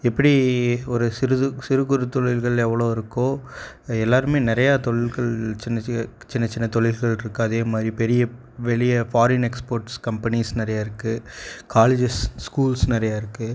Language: Tamil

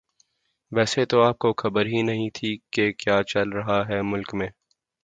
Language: Urdu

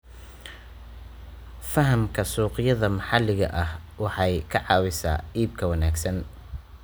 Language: Somali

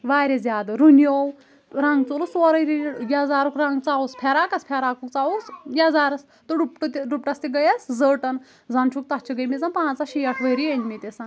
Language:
Kashmiri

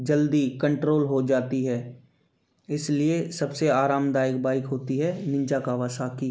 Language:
Hindi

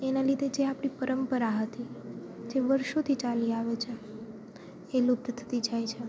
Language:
Gujarati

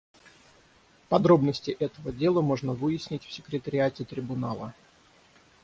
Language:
Russian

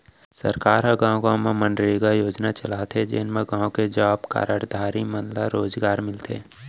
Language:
Chhattisgarhi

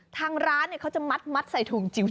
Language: Thai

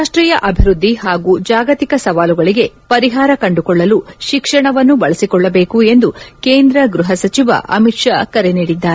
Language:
Kannada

